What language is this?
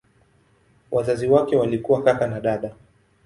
Swahili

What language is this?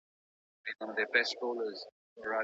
Pashto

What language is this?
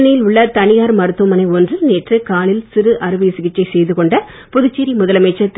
Tamil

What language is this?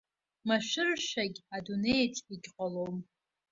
Abkhazian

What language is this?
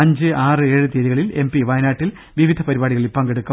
Malayalam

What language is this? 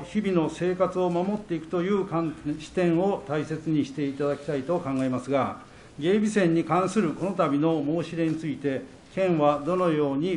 Japanese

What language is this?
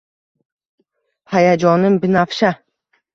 Uzbek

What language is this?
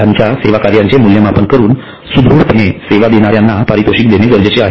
Marathi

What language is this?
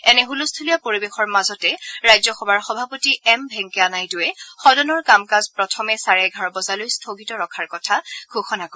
Assamese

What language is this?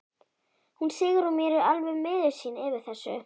Icelandic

